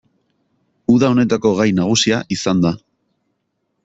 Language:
Basque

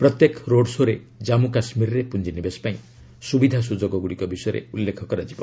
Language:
Odia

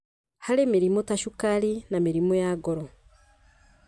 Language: Kikuyu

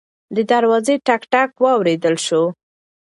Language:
Pashto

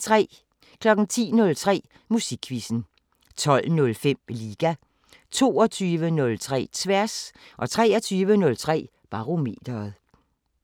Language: Danish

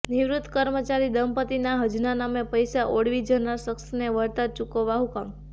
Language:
Gujarati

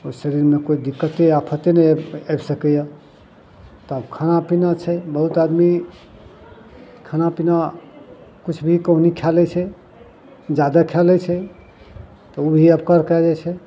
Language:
Maithili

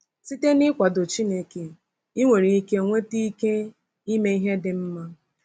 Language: Igbo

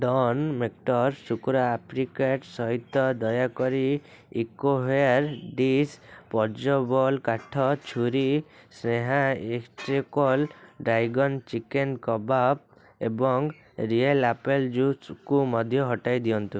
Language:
Odia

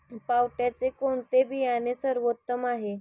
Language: Marathi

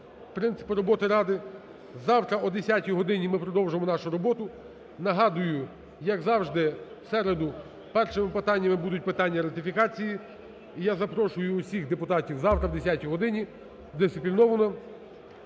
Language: Ukrainian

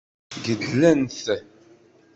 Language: Kabyle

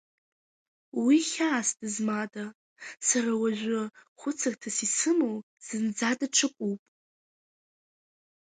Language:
Abkhazian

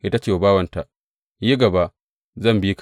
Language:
Hausa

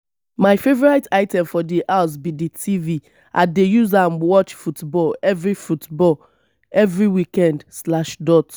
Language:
Nigerian Pidgin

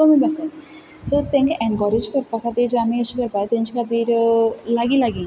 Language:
Konkani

